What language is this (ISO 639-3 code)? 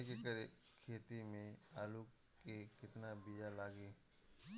bho